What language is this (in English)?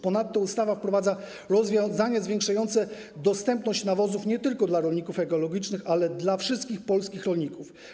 Polish